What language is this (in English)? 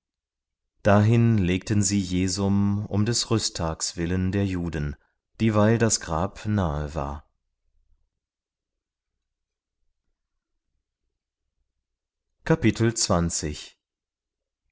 German